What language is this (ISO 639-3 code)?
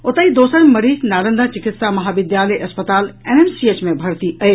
mai